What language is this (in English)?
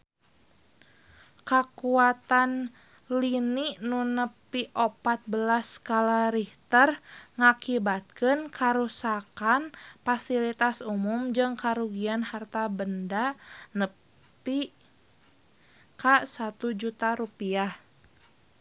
Sundanese